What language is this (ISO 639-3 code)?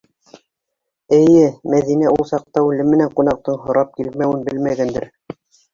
bak